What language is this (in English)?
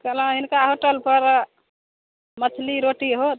Maithili